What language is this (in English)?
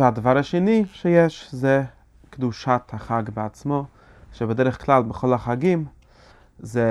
Hebrew